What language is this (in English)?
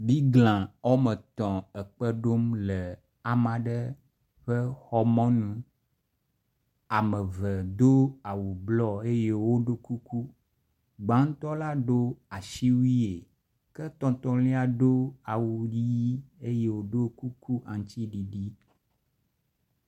Ewe